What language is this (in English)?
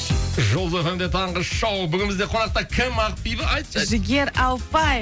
Kazakh